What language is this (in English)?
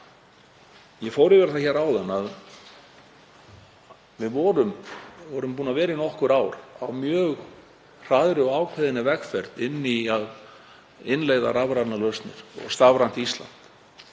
Icelandic